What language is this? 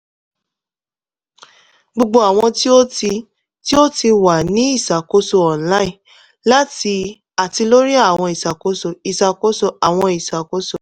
Yoruba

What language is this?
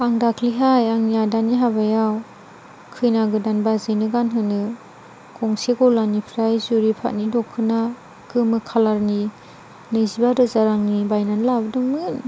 Bodo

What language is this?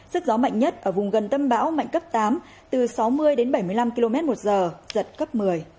Vietnamese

